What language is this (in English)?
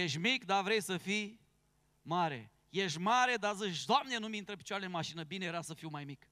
Romanian